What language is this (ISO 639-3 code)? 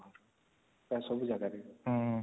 ori